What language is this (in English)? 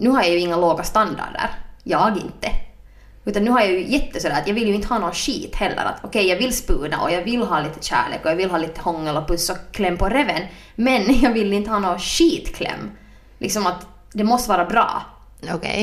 Swedish